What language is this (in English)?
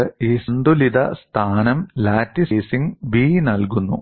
Malayalam